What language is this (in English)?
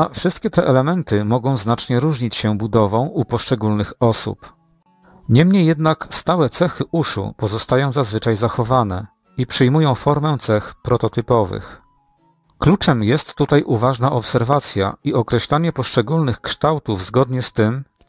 Polish